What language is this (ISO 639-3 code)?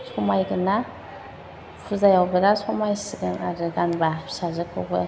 brx